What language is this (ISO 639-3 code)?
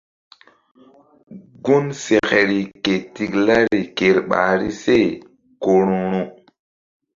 mdd